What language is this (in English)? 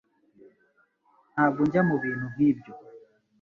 Kinyarwanda